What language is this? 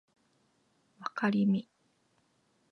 Japanese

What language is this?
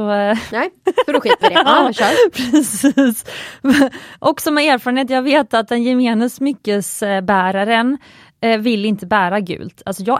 Swedish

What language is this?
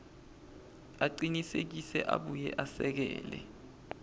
Swati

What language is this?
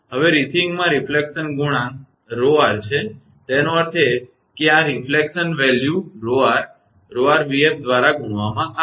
Gujarati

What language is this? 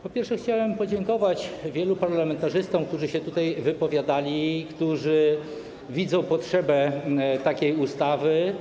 Polish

